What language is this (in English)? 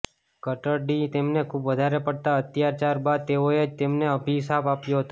Gujarati